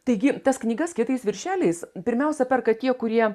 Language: Lithuanian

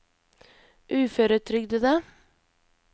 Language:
Norwegian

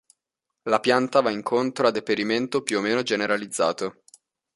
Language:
Italian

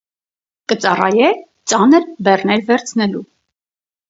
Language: Armenian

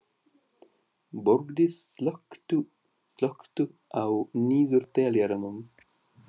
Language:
Icelandic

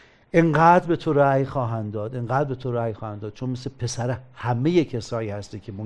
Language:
Persian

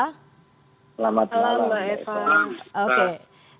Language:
Indonesian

